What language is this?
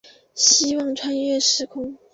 Chinese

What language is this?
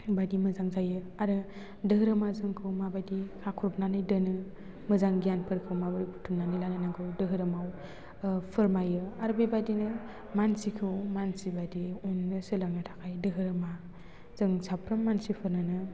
Bodo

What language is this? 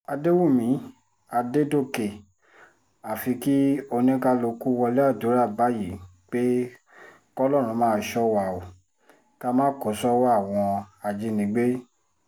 Yoruba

